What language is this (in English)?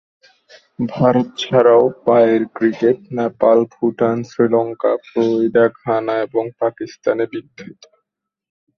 Bangla